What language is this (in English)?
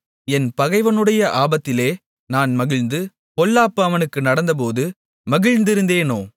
Tamil